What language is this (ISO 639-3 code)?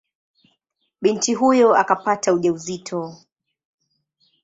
swa